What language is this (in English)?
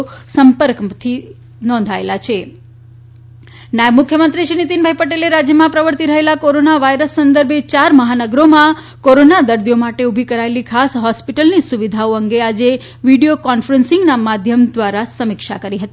Gujarati